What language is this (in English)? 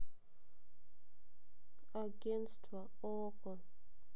Russian